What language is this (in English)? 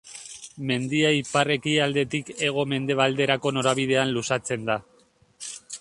Basque